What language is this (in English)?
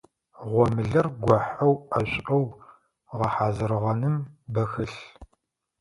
Adyghe